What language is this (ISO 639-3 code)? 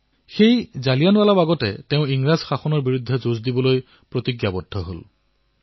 asm